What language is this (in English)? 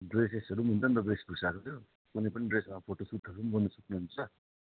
Nepali